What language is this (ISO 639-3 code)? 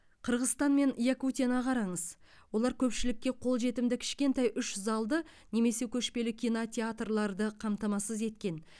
kaz